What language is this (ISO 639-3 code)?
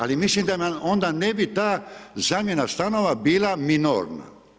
hrv